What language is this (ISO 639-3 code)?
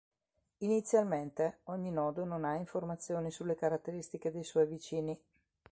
ita